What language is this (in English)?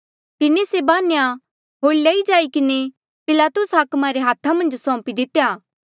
Mandeali